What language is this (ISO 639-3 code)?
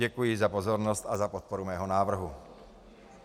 ces